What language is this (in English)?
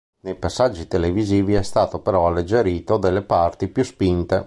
Italian